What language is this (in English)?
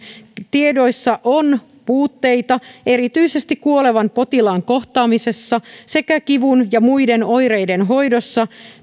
Finnish